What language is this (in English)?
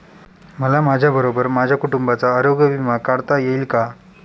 Marathi